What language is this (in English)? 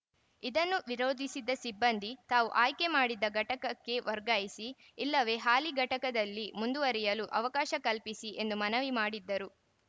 Kannada